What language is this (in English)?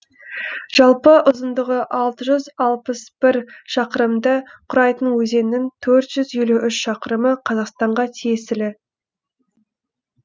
Kazakh